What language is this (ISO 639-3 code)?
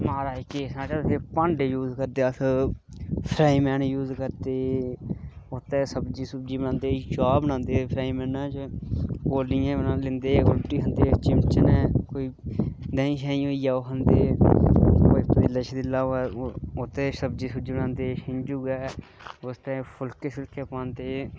doi